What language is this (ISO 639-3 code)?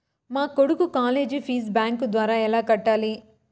tel